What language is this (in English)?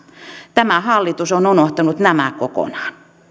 Finnish